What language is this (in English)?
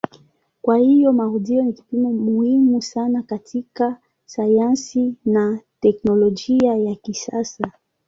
Swahili